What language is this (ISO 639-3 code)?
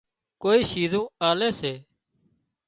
kxp